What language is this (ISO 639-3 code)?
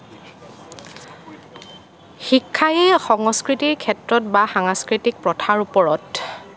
asm